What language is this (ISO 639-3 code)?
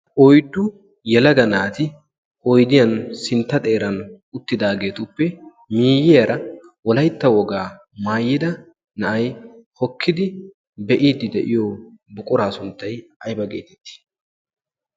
wal